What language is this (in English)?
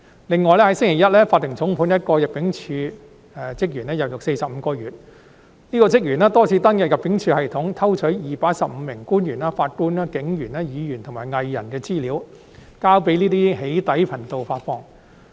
Cantonese